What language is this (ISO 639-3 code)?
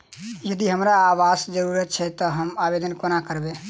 mai